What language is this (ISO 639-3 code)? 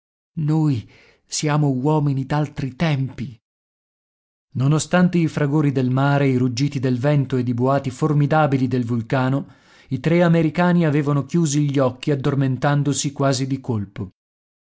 ita